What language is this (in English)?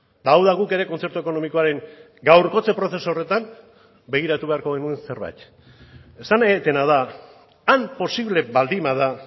Basque